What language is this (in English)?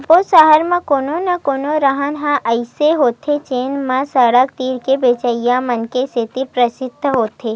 Chhattisgarhi